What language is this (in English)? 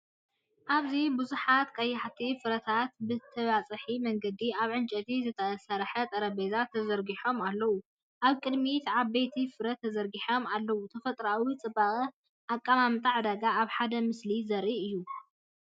Tigrinya